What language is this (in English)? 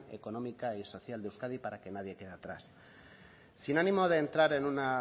Spanish